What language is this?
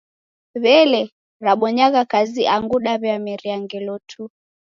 Taita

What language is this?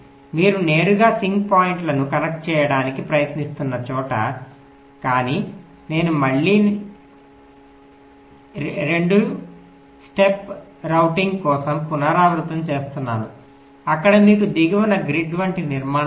Telugu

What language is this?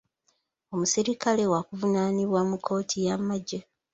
Ganda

